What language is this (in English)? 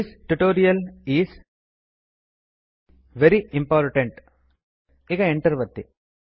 Kannada